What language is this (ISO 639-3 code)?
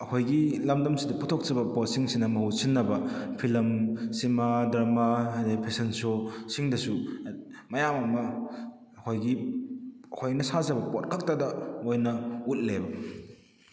mni